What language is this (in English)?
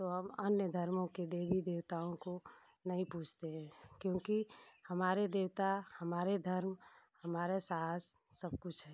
Hindi